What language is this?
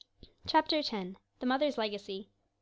English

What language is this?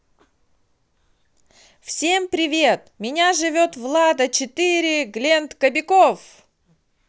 Russian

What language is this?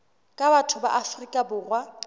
Southern Sotho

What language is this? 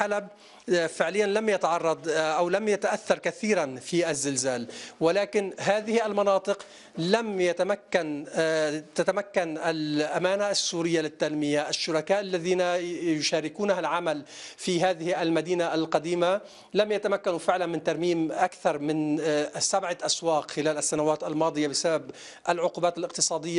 Arabic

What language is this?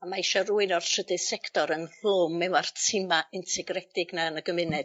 Welsh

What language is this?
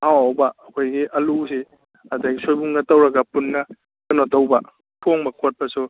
Manipuri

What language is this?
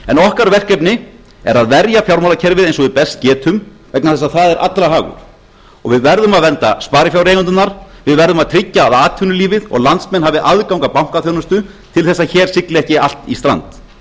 Icelandic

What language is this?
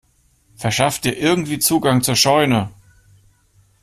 German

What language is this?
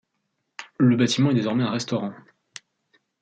French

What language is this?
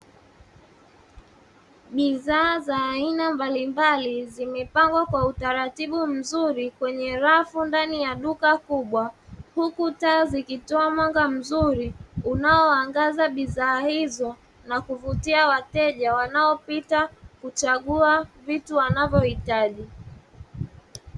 Swahili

